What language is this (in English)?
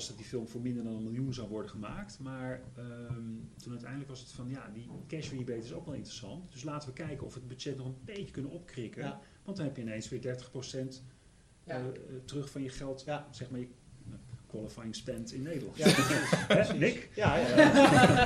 Dutch